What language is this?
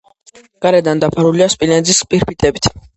Georgian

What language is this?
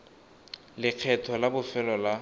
Tswana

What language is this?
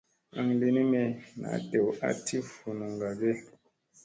Musey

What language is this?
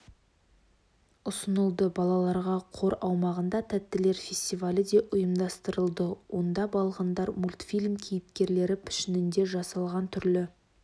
Kazakh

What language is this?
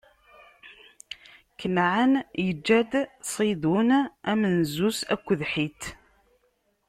Kabyle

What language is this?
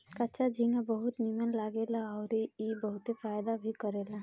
Bhojpuri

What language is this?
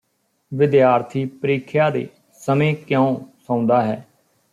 Punjabi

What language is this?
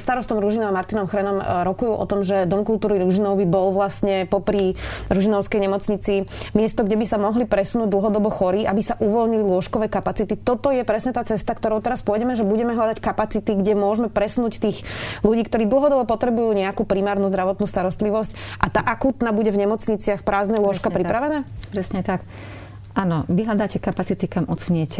Slovak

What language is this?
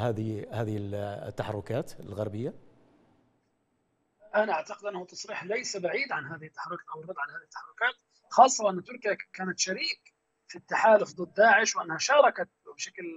Arabic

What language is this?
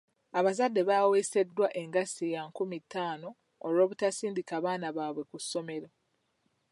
Ganda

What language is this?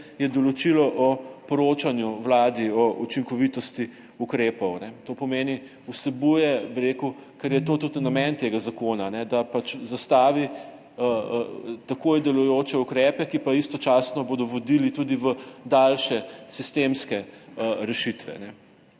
Slovenian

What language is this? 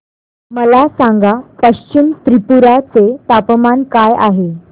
Marathi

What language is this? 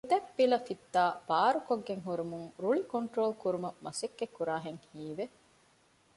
Divehi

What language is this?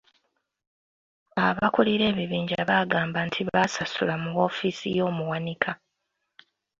Ganda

